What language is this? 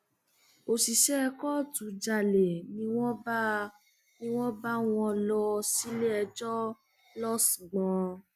Yoruba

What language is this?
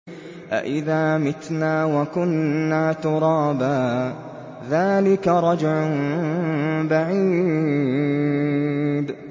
Arabic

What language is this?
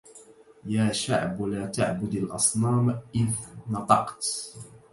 Arabic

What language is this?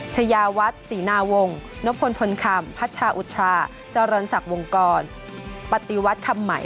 Thai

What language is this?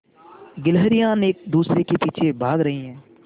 Hindi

